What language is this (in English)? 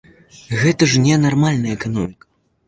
Belarusian